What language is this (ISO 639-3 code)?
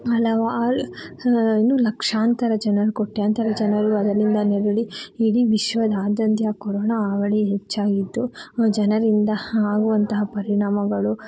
kan